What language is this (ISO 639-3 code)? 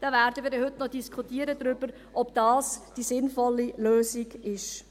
gsw